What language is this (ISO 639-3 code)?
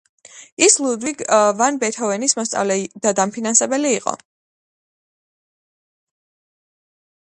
kat